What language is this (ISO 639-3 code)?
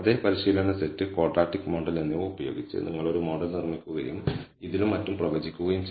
mal